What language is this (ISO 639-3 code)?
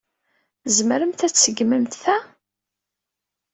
kab